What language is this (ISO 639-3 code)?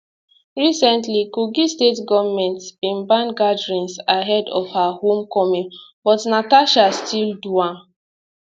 pcm